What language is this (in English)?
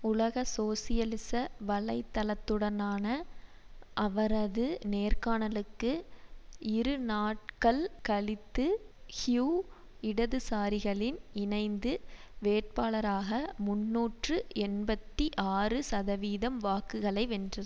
Tamil